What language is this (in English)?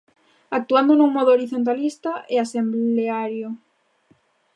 Galician